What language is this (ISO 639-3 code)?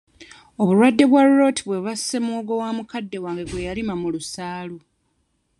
lug